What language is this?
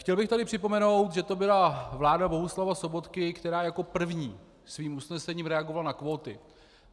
Czech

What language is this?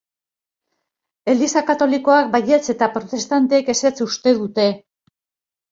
Basque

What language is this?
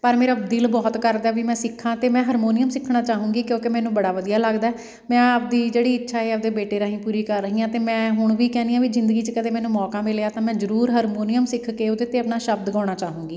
Punjabi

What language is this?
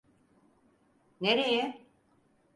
Turkish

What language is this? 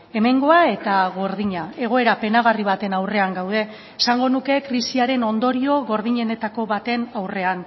Basque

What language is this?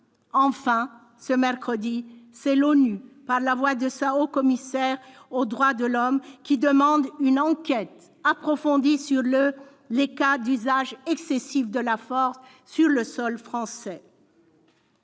French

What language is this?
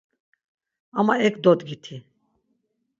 Laz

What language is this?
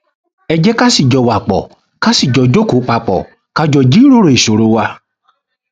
Yoruba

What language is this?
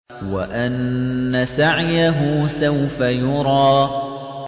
Arabic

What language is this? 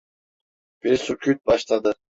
Turkish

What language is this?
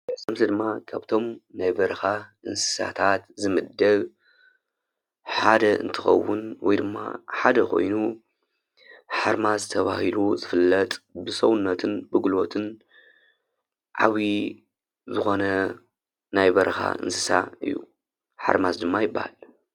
Tigrinya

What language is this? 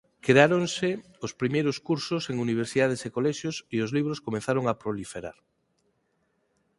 Galician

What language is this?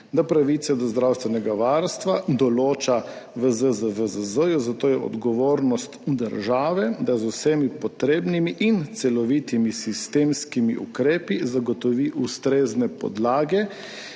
Slovenian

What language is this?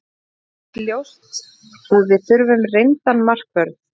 Icelandic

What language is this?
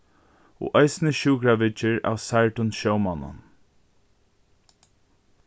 Faroese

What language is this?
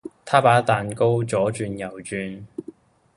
Cantonese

